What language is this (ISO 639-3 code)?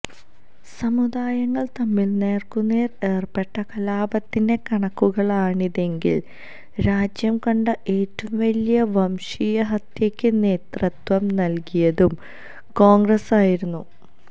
mal